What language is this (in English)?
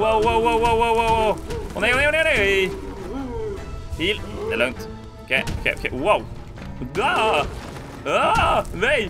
Swedish